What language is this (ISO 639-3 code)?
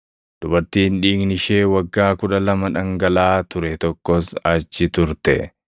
orm